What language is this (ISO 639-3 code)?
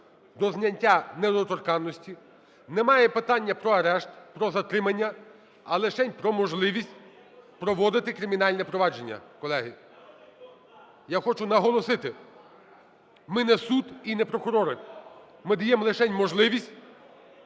ukr